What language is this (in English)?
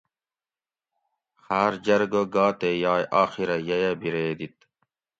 Gawri